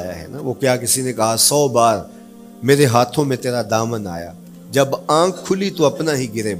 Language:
Urdu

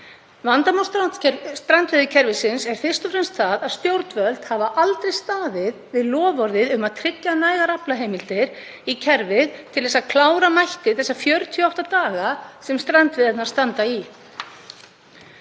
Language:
Icelandic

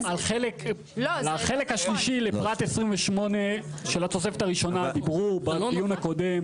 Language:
Hebrew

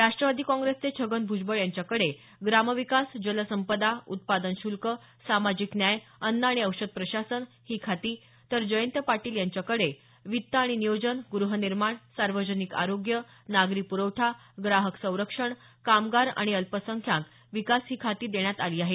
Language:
Marathi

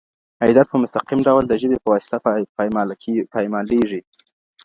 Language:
Pashto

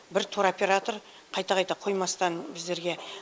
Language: Kazakh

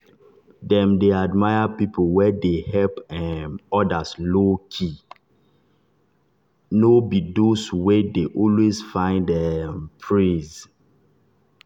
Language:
Nigerian Pidgin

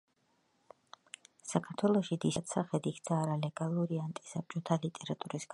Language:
Georgian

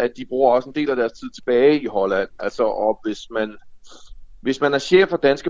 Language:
Danish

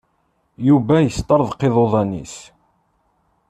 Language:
Kabyle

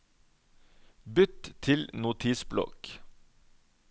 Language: Norwegian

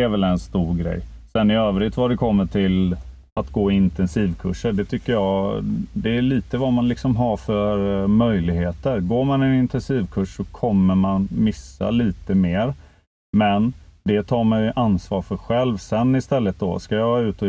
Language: Swedish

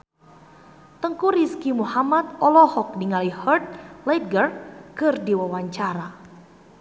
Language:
Sundanese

